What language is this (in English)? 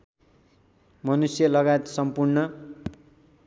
Nepali